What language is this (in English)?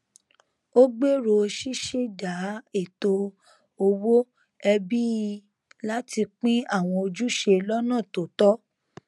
Yoruba